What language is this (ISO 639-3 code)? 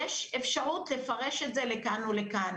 heb